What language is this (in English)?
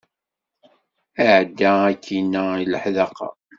Kabyle